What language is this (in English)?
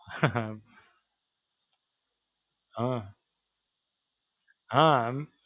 Gujarati